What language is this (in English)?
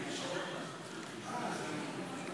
Hebrew